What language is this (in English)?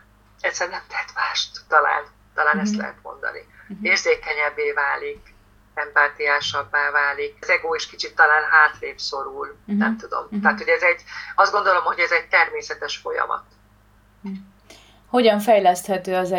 Hungarian